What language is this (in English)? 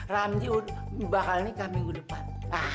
Indonesian